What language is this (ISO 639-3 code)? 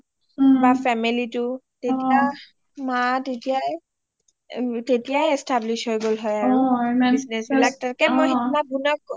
asm